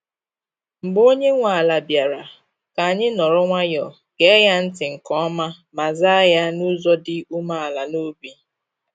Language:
Igbo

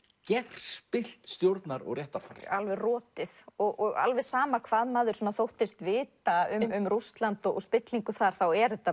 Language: Icelandic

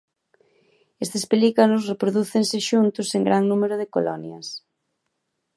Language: Galician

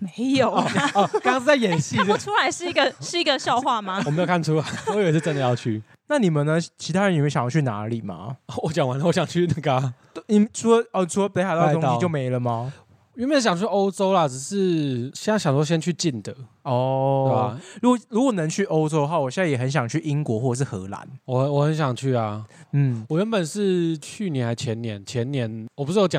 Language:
Chinese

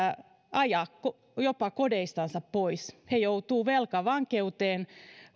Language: Finnish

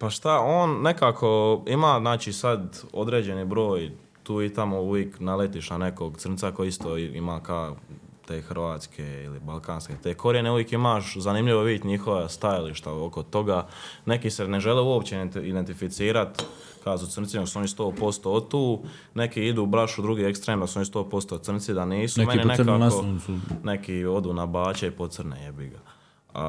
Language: Croatian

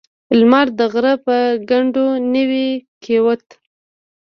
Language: Pashto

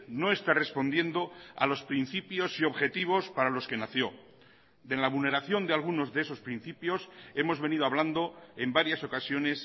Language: Spanish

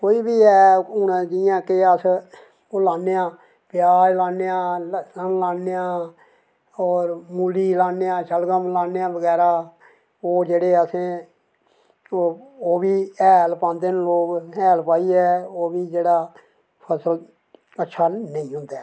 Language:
Dogri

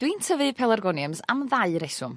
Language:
Welsh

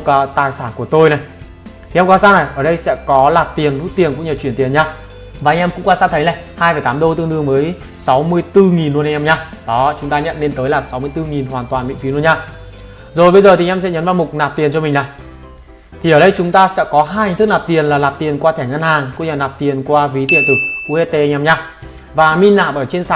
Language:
Vietnamese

